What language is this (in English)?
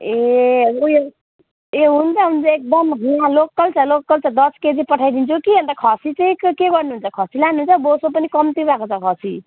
Nepali